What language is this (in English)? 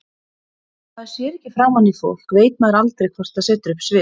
Icelandic